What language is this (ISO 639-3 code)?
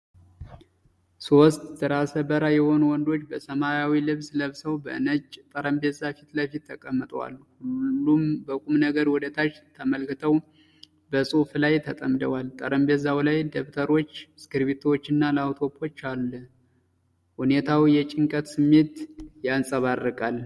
amh